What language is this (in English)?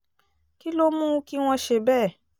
Yoruba